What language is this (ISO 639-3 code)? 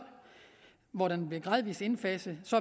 dan